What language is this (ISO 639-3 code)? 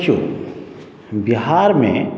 mai